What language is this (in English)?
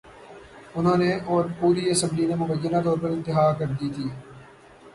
Urdu